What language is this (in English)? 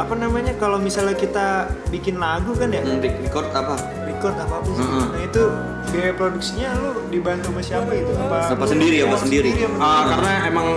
Indonesian